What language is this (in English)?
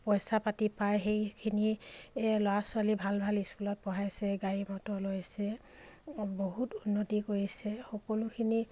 Assamese